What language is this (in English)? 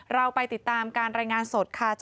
Thai